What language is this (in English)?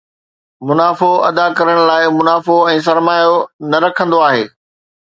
Sindhi